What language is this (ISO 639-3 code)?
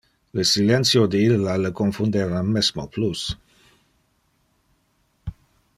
ina